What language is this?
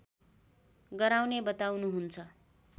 Nepali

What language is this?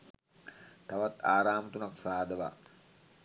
Sinhala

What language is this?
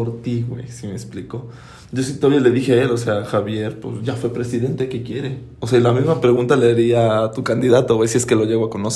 Spanish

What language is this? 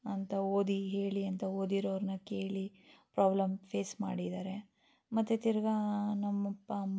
Kannada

